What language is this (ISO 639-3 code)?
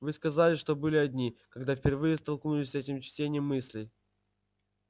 rus